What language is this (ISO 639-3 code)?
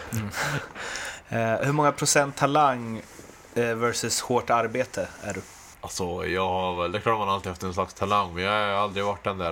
swe